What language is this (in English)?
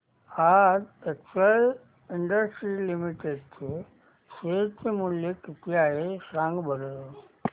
Marathi